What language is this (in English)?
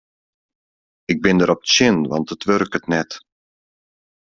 Western Frisian